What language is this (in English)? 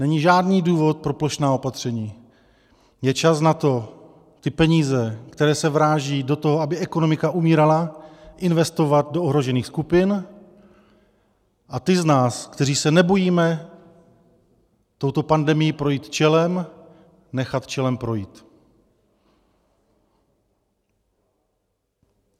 Czech